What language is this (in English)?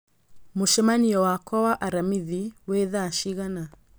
Kikuyu